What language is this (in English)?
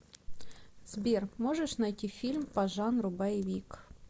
Russian